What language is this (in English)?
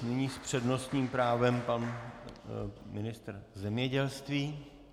Czech